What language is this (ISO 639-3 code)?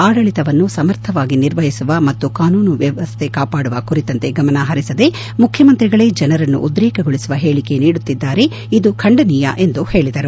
kan